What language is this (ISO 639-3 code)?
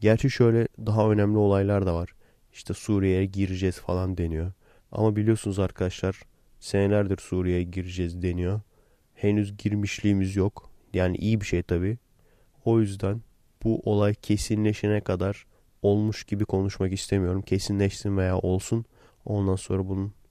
tur